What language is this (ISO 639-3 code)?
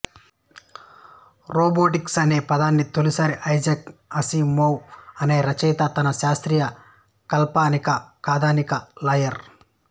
tel